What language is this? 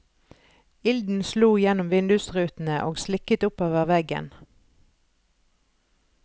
Norwegian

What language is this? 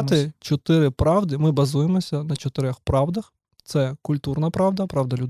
Ukrainian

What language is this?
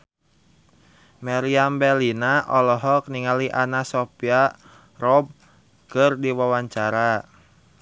Sundanese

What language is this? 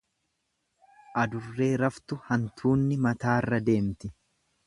Oromo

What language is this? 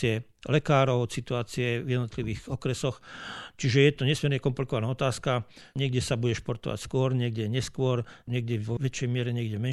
Slovak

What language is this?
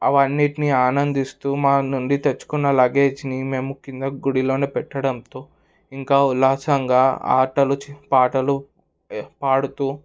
Telugu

